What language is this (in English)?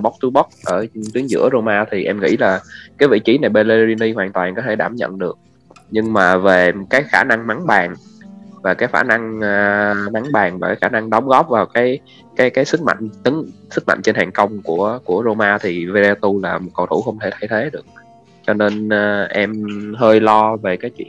Vietnamese